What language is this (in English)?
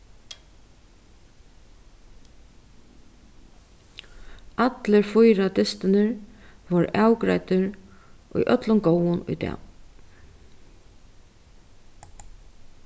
Faroese